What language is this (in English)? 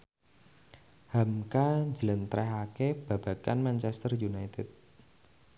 Javanese